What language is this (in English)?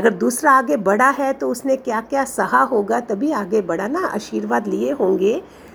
Hindi